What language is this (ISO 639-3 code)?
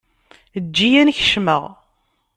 kab